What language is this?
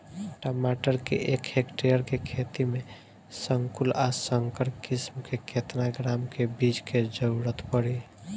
Bhojpuri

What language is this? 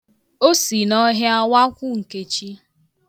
Igbo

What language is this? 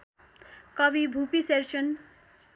Nepali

